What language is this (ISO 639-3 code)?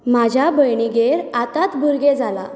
kok